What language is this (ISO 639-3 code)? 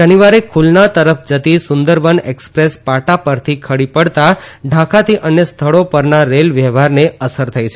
guj